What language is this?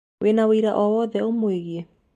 Kikuyu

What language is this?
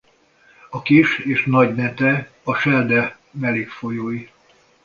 Hungarian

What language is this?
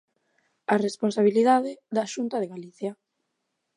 Galician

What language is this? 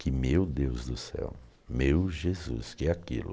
Portuguese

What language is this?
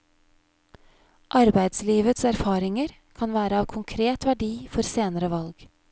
Norwegian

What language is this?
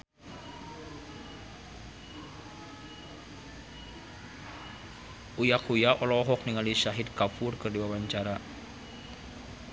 Sundanese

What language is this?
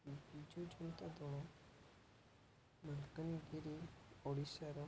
Odia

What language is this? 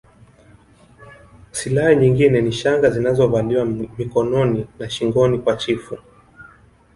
Swahili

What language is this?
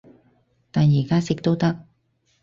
Cantonese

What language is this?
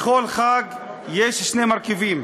Hebrew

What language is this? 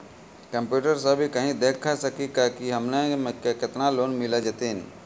Maithili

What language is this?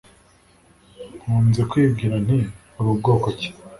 Kinyarwanda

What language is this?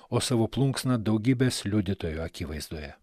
Lithuanian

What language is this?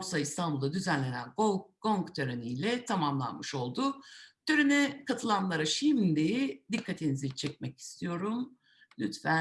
Turkish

